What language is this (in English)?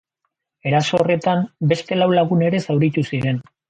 Basque